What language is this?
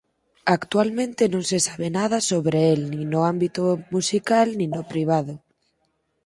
Galician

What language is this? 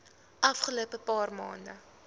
Afrikaans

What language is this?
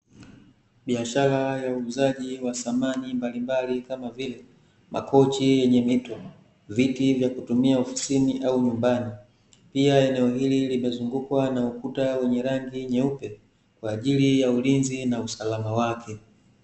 Swahili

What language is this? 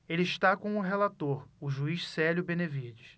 Portuguese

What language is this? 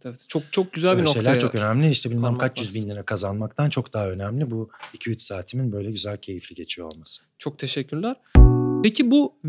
Turkish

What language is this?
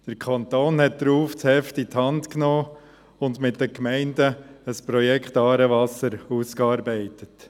Swiss German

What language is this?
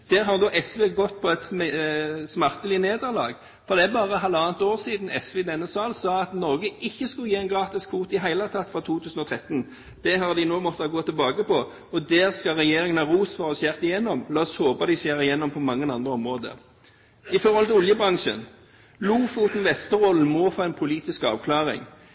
Norwegian Bokmål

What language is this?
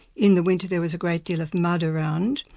English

